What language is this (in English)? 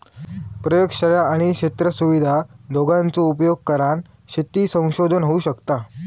Marathi